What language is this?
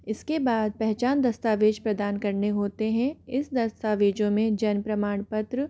Hindi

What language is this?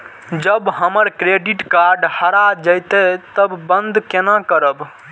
Maithili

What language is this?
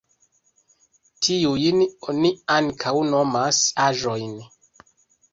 Esperanto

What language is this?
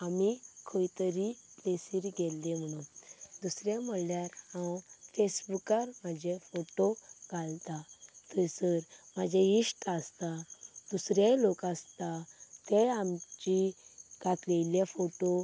Konkani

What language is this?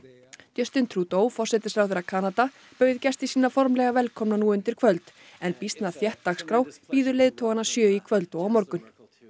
Icelandic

